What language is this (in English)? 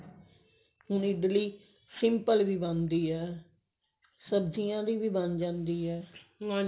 Punjabi